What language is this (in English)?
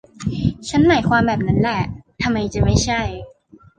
Thai